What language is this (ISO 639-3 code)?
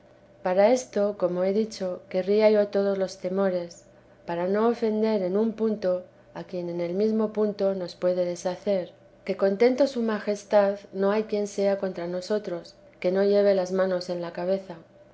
spa